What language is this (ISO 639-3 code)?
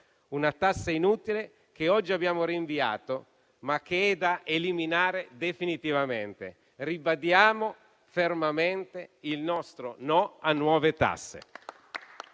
ita